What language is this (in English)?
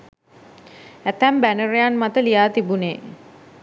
Sinhala